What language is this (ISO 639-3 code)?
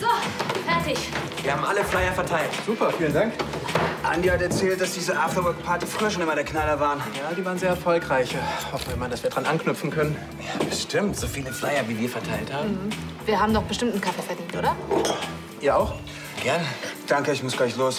deu